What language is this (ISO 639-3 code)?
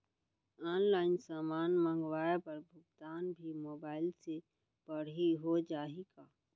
hne